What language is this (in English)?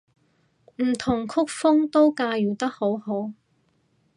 Cantonese